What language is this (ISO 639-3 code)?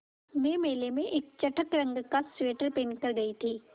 hin